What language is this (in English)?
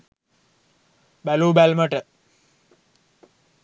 Sinhala